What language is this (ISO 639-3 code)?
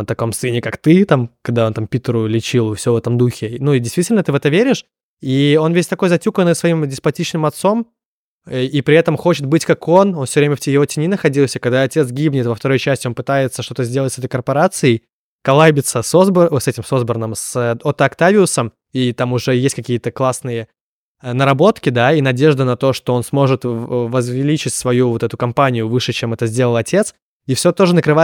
rus